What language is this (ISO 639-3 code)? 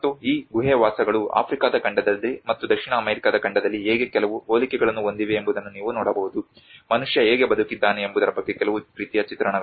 kan